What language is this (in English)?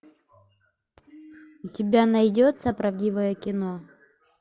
Russian